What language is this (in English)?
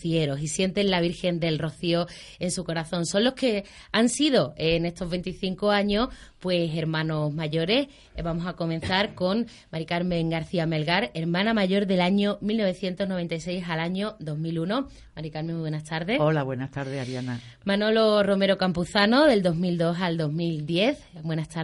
Spanish